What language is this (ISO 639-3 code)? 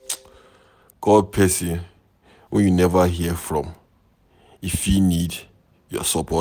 pcm